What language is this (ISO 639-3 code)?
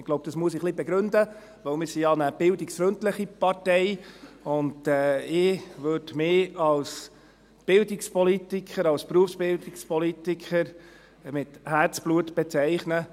gsw